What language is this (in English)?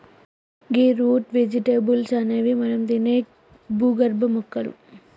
Telugu